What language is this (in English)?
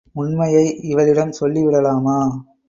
Tamil